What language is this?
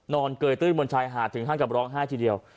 Thai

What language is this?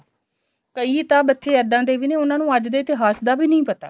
Punjabi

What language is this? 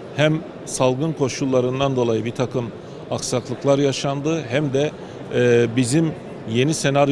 Turkish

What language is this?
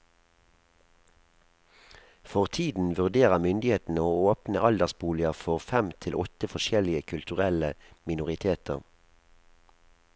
Norwegian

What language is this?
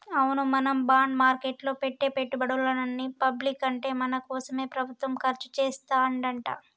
Telugu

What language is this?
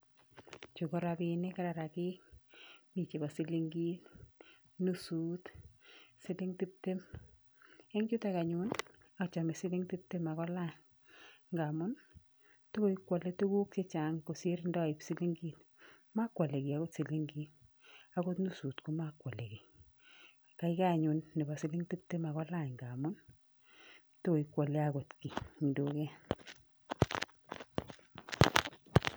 Kalenjin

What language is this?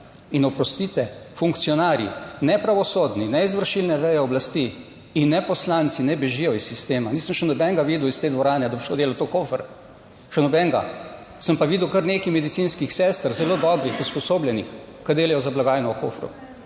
Slovenian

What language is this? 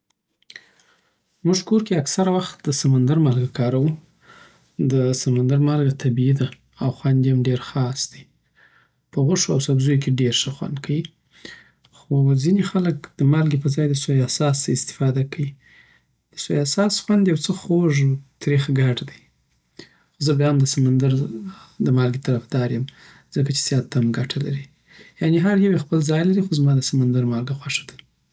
Southern Pashto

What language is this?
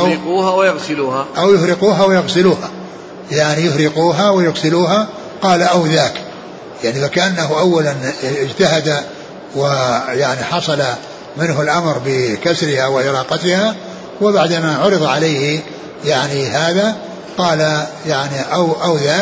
Arabic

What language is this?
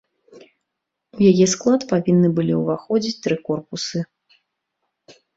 Belarusian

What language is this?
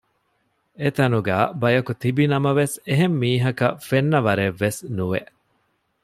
Divehi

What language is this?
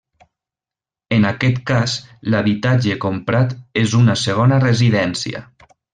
Catalan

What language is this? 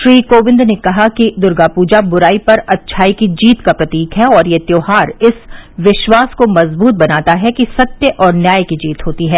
Hindi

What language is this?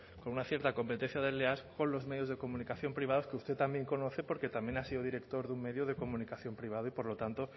Spanish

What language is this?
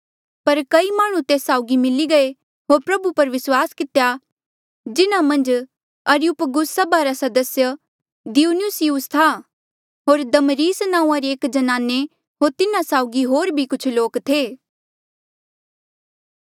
Mandeali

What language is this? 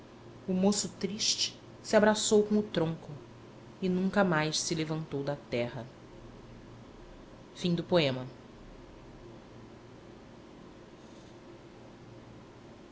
Portuguese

